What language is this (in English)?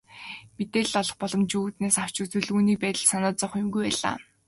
Mongolian